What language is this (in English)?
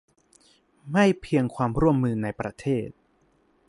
Thai